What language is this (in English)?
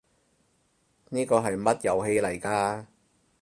Cantonese